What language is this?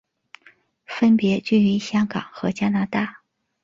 Chinese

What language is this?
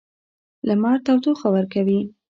Pashto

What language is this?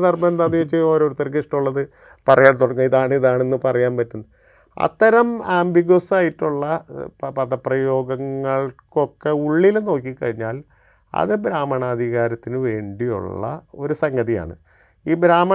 Malayalam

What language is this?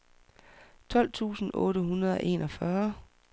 Danish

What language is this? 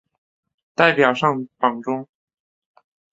Chinese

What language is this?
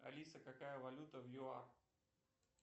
Russian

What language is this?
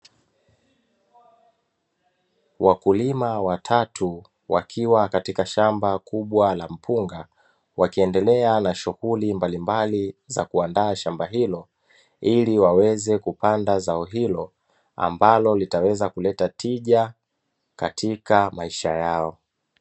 Swahili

